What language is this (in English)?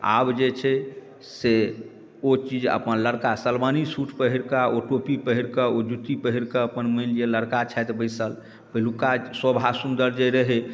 Maithili